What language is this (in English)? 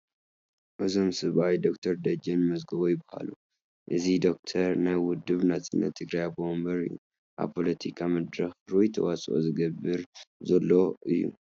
Tigrinya